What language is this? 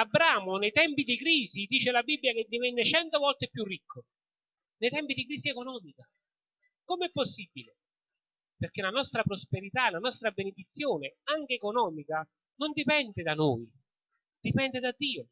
Italian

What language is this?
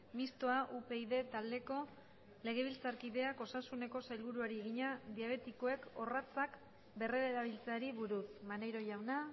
Basque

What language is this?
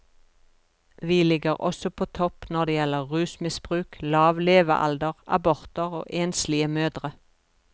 Norwegian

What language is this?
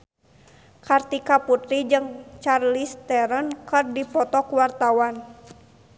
Sundanese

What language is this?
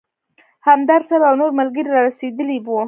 Pashto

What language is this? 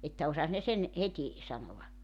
Finnish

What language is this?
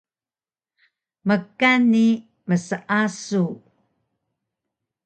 Taroko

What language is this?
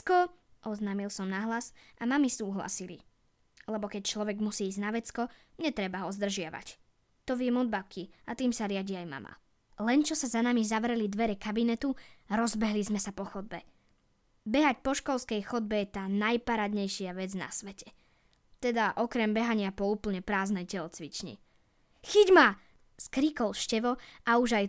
Slovak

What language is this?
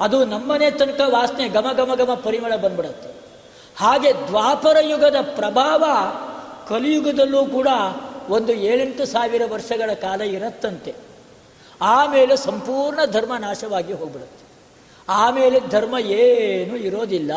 Kannada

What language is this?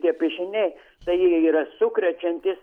Lithuanian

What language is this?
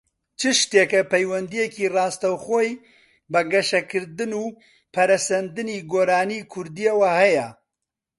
Central Kurdish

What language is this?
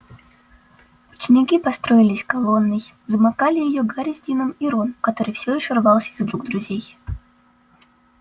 Russian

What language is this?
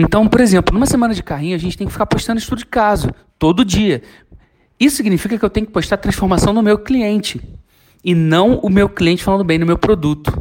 Portuguese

